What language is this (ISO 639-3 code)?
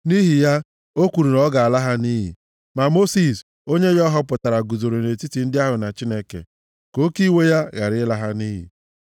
ibo